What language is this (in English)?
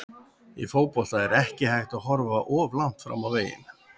Icelandic